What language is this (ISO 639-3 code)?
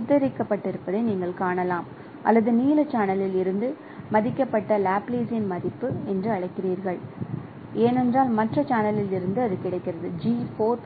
tam